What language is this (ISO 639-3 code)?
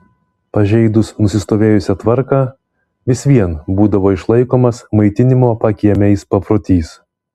lit